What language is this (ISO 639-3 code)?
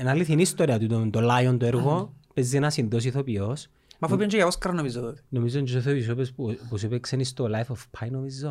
ell